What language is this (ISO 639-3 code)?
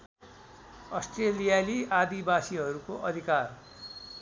nep